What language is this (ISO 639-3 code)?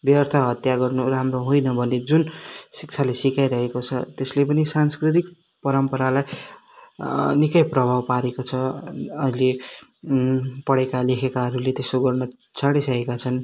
nep